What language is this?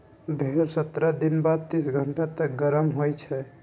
Magahi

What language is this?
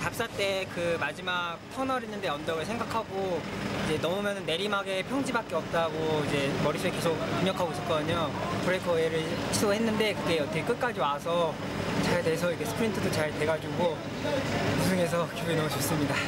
Korean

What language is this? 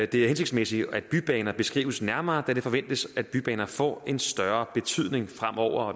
Danish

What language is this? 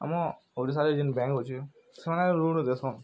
Odia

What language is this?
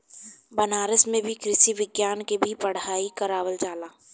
Bhojpuri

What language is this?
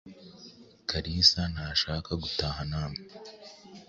Kinyarwanda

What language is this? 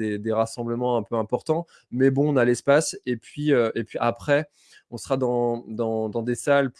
French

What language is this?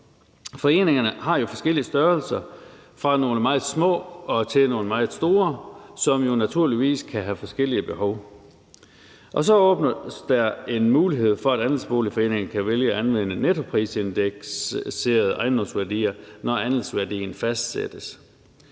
Danish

